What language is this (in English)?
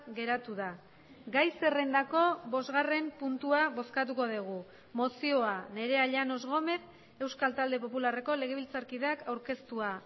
Basque